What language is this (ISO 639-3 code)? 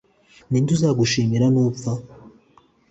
kin